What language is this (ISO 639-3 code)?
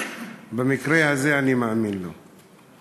heb